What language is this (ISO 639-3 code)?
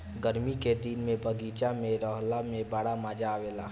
bho